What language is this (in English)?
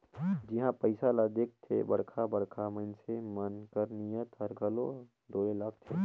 Chhattisgarhi